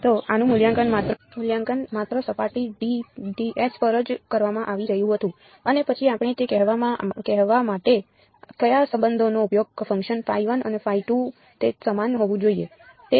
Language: Gujarati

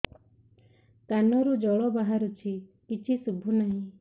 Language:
Odia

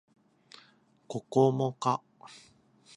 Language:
Japanese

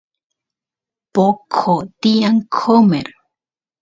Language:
Santiago del Estero Quichua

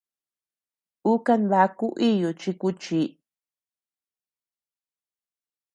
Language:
Tepeuxila Cuicatec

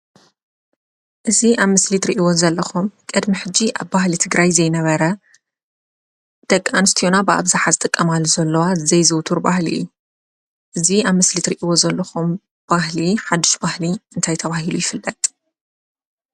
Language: Tigrinya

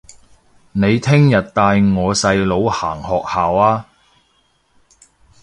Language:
Cantonese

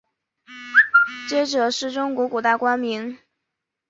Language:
Chinese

